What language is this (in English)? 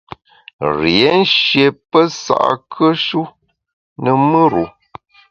Bamun